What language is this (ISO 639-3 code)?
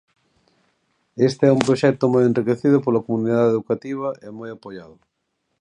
glg